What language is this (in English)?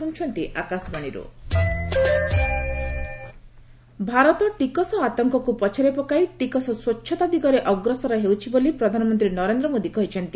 Odia